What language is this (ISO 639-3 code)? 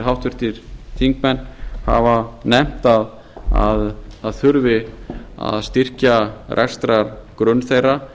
isl